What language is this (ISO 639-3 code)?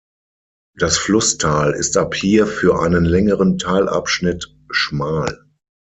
deu